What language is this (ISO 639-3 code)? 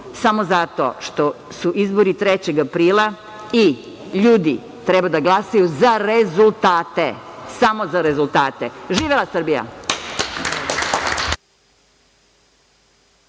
srp